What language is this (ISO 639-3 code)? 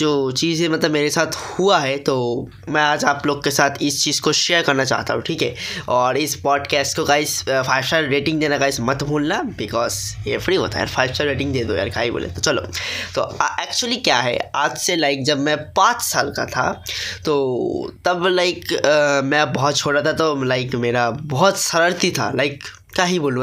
hin